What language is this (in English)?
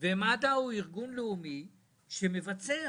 Hebrew